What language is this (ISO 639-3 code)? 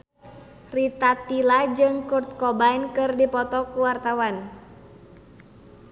sun